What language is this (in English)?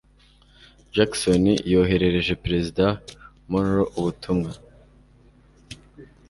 Kinyarwanda